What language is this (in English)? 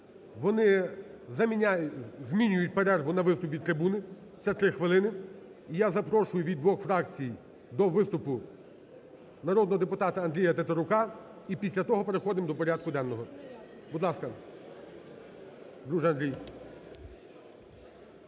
Ukrainian